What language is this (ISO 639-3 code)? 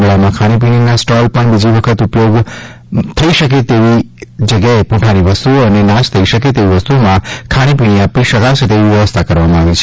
guj